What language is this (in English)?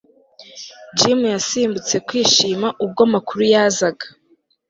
Kinyarwanda